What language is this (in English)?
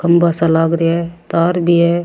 Rajasthani